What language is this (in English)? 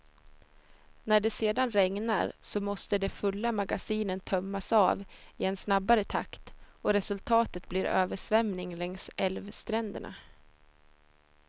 Swedish